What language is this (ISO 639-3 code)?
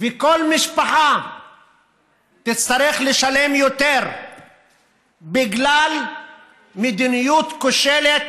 heb